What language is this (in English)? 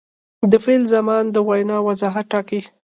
Pashto